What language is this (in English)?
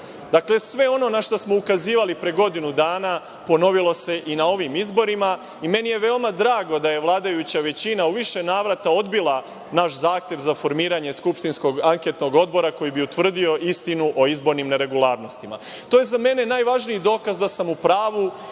Serbian